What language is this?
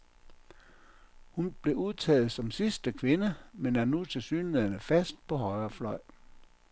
Danish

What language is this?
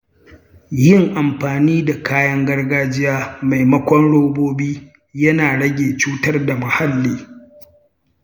Hausa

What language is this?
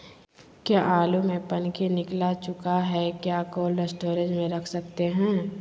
Magahi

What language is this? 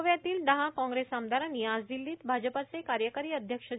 Marathi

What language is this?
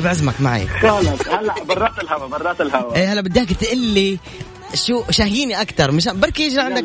Arabic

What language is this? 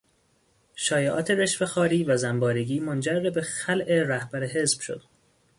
Persian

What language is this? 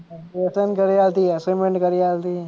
Gujarati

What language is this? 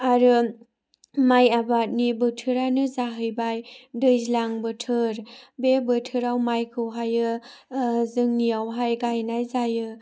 Bodo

